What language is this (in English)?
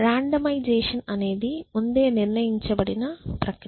Telugu